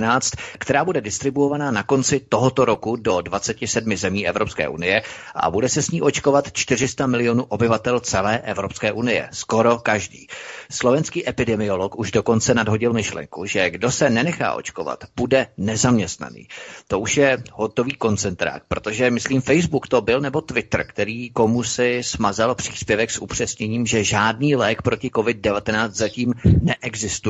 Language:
Czech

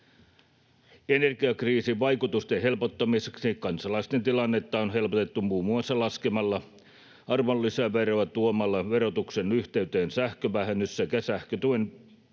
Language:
Finnish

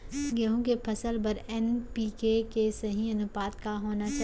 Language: Chhattisgarhi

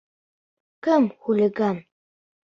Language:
Bashkir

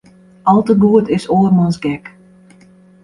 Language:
Western Frisian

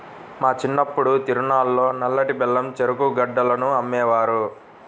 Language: Telugu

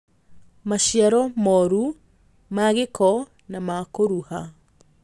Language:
Kikuyu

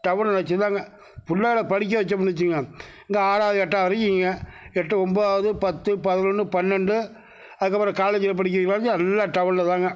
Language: Tamil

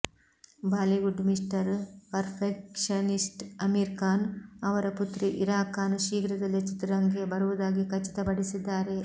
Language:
Kannada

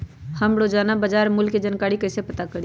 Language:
Magahi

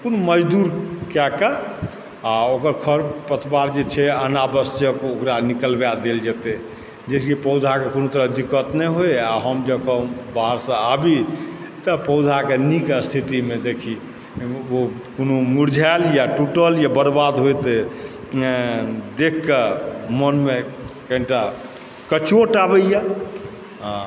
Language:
Maithili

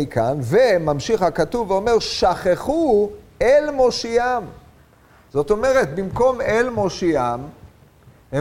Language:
Hebrew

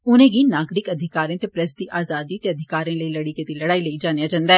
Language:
Dogri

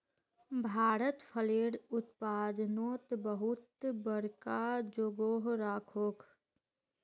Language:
Magahi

